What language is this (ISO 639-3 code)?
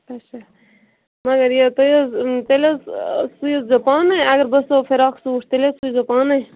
kas